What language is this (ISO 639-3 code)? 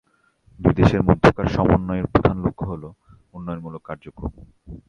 ben